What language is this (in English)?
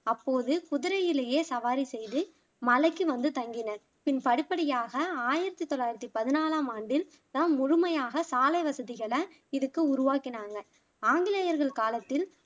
Tamil